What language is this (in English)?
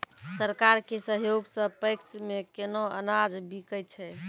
Maithili